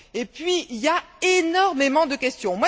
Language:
French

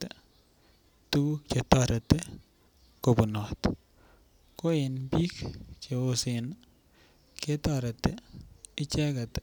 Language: Kalenjin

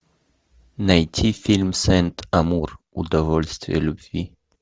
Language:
Russian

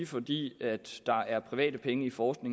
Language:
Danish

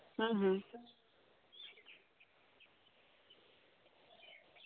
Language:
Santali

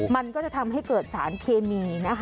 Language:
Thai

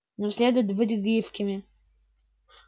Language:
Russian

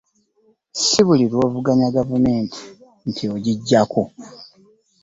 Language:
Ganda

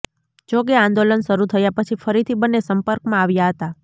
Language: Gujarati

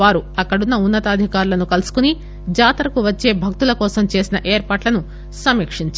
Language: Telugu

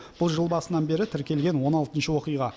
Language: Kazakh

